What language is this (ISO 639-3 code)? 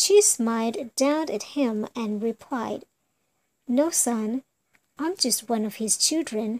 eng